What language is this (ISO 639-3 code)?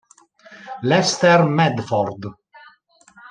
ita